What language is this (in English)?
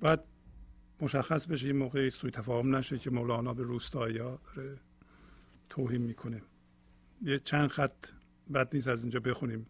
Persian